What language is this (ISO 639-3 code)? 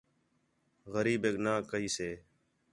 xhe